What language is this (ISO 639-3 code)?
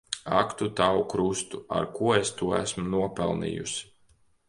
lav